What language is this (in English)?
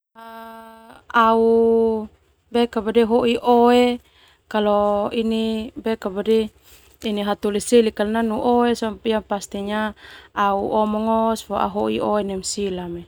Termanu